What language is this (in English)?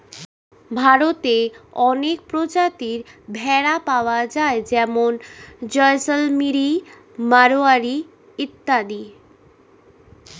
Bangla